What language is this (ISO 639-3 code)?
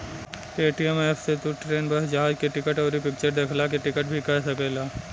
bho